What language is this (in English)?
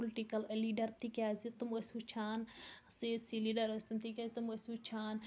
Kashmiri